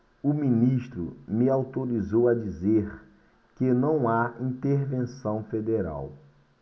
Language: Portuguese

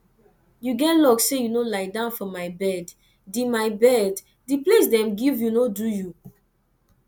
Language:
Nigerian Pidgin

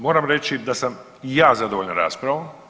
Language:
Croatian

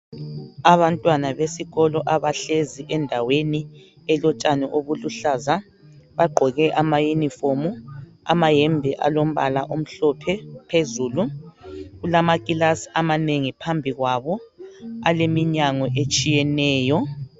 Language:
North Ndebele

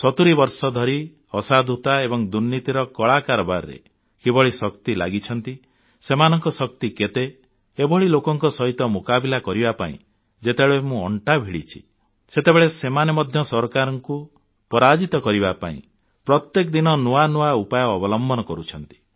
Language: Odia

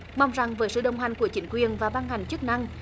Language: Vietnamese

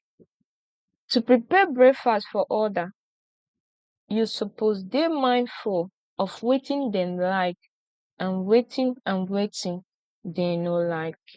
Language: Nigerian Pidgin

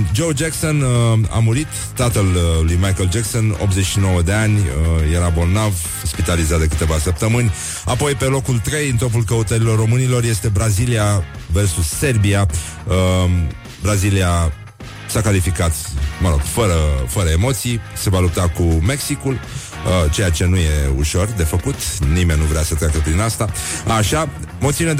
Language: Romanian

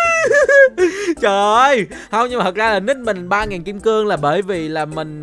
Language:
Vietnamese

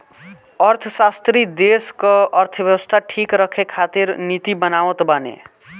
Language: Bhojpuri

